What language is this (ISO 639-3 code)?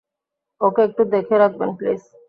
ben